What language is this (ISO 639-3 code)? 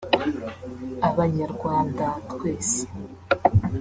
kin